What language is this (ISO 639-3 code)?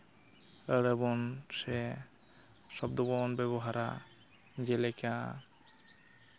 sat